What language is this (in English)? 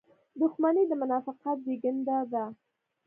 Pashto